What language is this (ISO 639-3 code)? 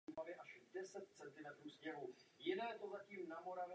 ces